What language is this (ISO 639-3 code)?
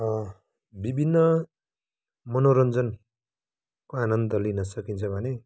nep